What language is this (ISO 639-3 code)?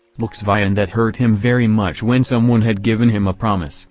eng